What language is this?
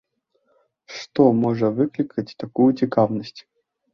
Belarusian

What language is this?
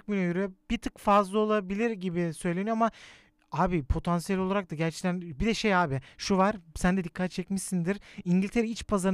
Turkish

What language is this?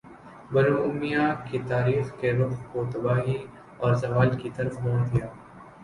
Urdu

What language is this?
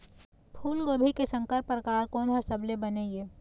Chhattisgarhi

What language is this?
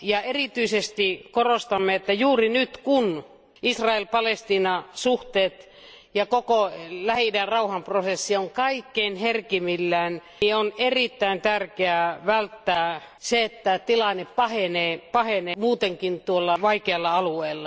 Finnish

